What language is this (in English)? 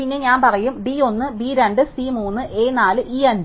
Malayalam